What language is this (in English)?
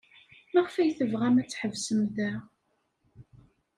Kabyle